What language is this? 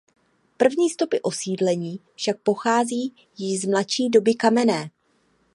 Czech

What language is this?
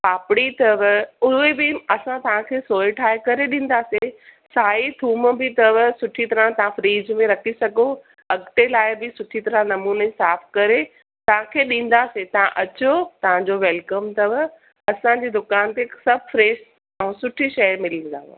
Sindhi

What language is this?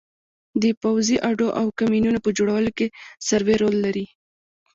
Pashto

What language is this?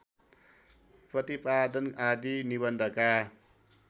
Nepali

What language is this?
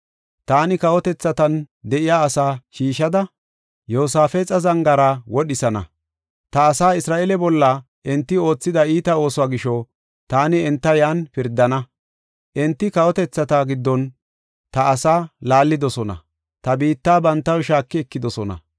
Gofa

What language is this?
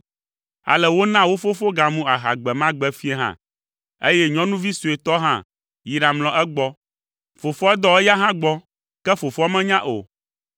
Ewe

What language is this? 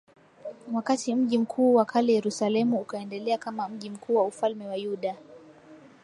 Swahili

